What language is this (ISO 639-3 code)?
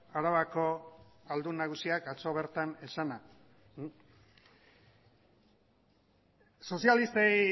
eus